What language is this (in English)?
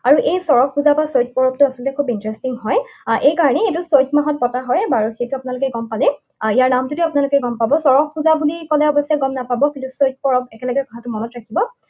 Assamese